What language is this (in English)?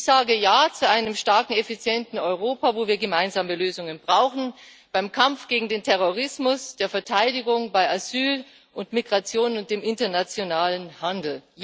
German